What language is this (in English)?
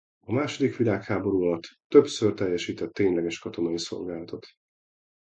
Hungarian